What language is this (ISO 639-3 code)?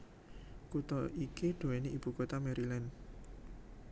jav